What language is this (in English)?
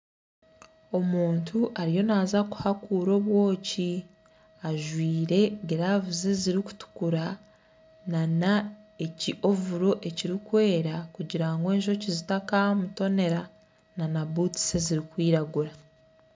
Nyankole